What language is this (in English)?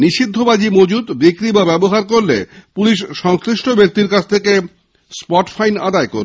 Bangla